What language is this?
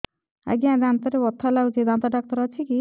Odia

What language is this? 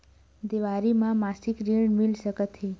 Chhattisgarhi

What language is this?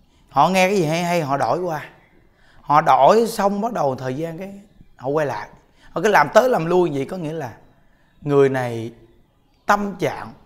Vietnamese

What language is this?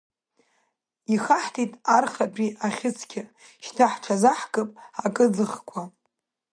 Abkhazian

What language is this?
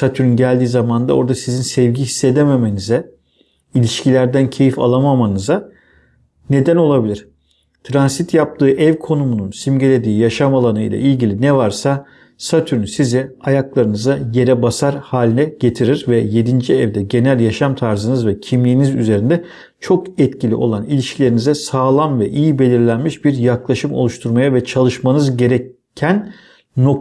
Turkish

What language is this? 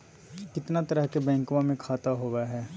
Magahi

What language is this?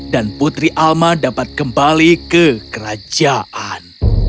Indonesian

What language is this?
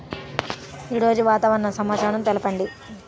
Telugu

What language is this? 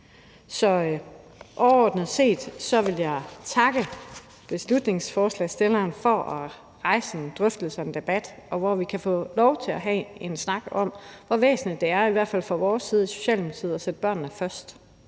Danish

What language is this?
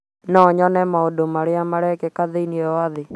Kikuyu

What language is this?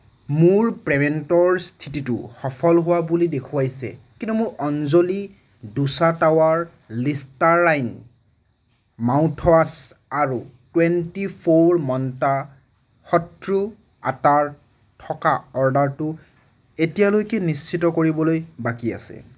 Assamese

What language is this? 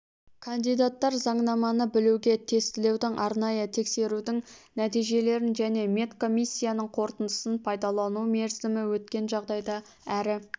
Kazakh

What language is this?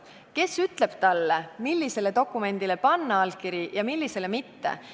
Estonian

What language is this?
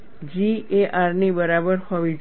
Gujarati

